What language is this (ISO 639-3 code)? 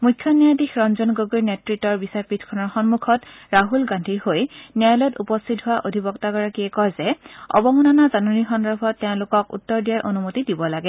asm